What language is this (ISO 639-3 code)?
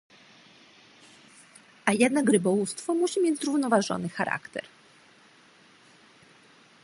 pol